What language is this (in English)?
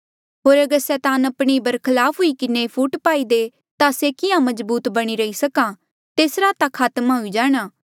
Mandeali